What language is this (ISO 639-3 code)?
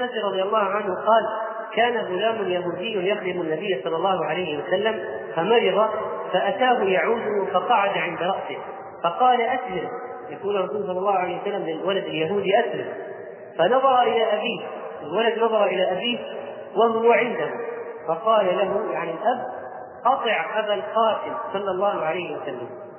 ara